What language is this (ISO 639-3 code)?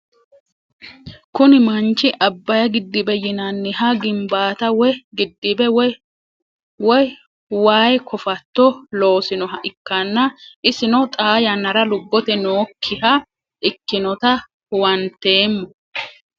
sid